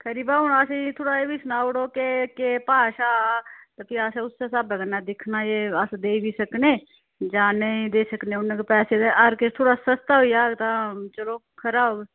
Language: Dogri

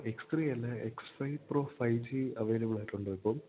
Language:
Malayalam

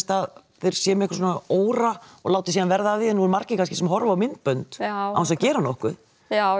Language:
Icelandic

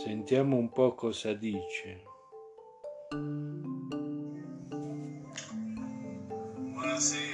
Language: Italian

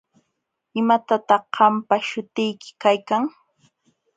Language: Jauja Wanca Quechua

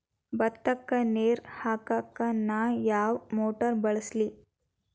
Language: Kannada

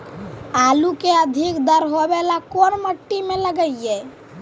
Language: Magahi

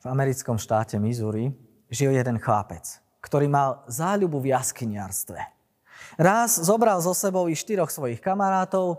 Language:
Slovak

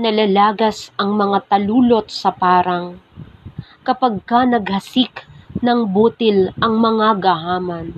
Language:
Filipino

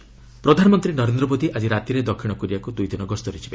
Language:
Odia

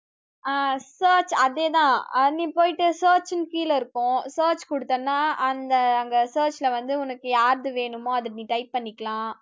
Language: Tamil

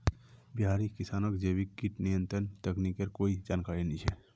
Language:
Magahi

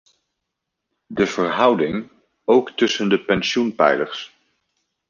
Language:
Dutch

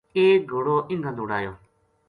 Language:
Gujari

